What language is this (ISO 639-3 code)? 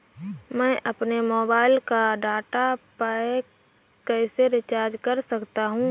hin